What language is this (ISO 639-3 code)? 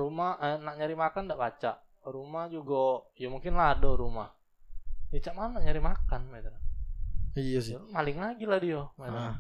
ind